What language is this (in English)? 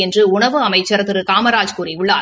Tamil